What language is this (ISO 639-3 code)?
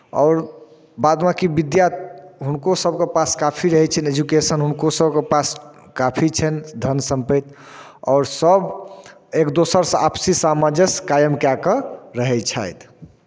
mai